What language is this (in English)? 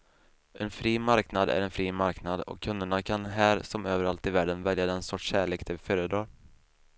Swedish